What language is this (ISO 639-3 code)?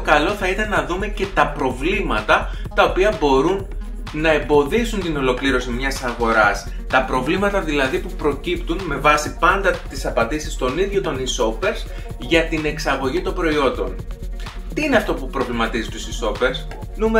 ell